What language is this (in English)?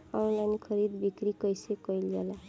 Bhojpuri